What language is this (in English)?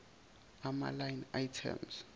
Zulu